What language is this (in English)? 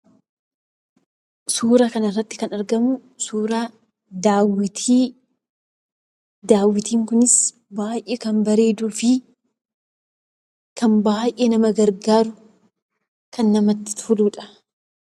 Oromo